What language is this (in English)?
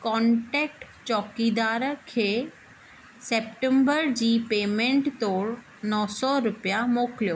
Sindhi